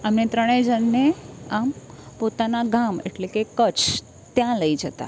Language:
Gujarati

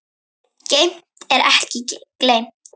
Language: Icelandic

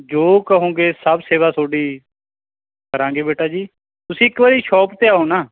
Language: Punjabi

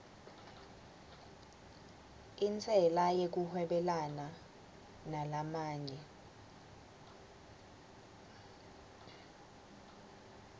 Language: Swati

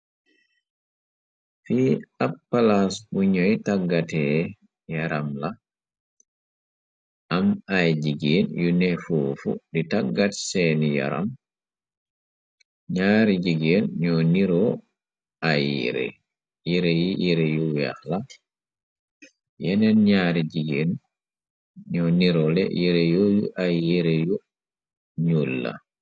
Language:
Wolof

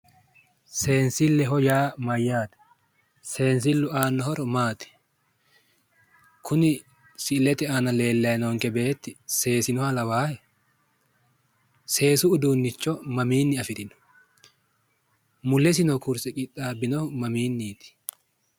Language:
Sidamo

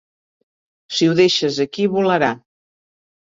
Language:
Catalan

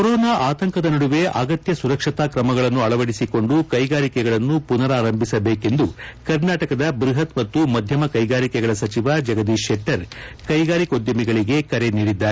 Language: Kannada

